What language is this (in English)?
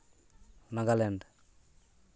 Santali